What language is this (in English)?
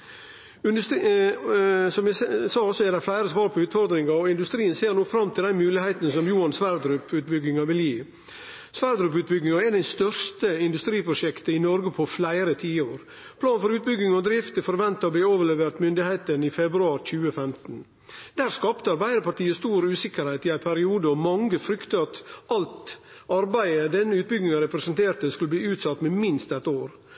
Norwegian Nynorsk